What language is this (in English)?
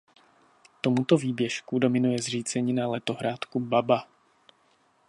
Czech